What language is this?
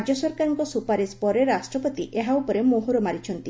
Odia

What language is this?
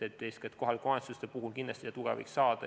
Estonian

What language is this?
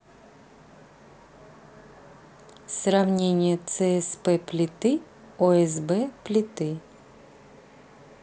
Russian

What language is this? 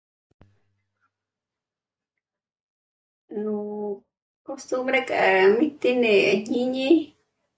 Michoacán Mazahua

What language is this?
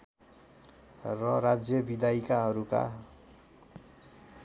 Nepali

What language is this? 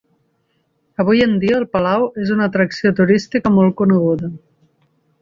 Catalan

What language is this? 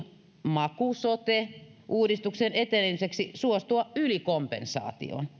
Finnish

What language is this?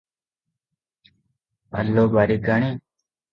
Odia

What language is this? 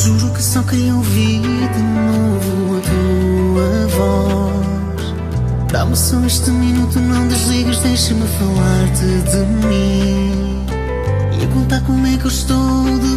Romanian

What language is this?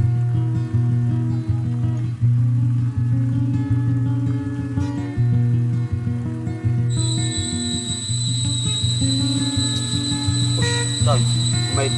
Vietnamese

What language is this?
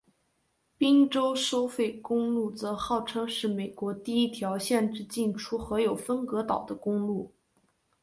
Chinese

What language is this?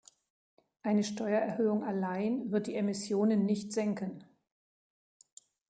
German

